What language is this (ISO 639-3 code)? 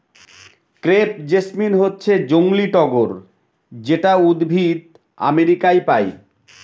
ben